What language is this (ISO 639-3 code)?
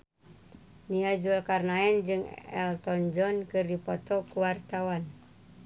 sun